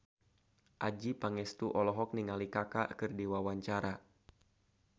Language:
Sundanese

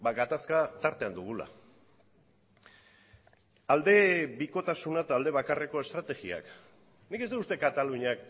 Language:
Basque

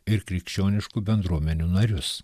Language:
Lithuanian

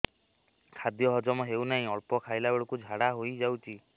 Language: Odia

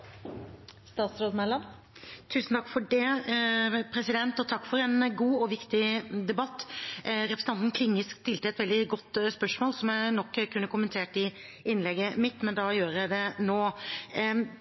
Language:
Norwegian Bokmål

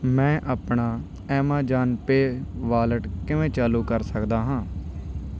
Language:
Punjabi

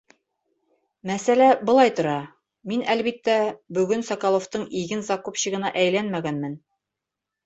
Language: Bashkir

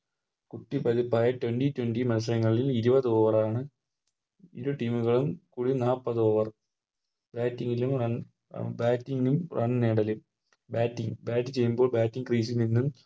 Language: Malayalam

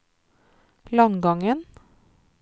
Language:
Norwegian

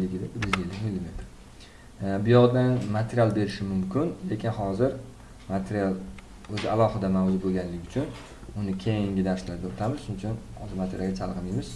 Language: Turkish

